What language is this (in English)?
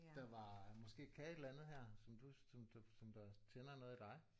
Danish